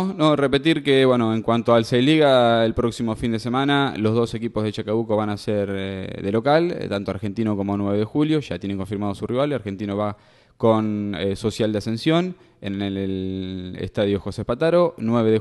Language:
Spanish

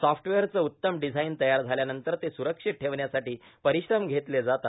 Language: Marathi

